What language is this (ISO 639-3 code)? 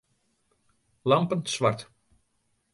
fry